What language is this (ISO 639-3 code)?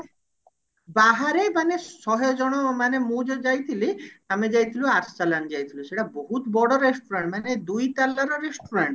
ori